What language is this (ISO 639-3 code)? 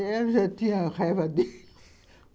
por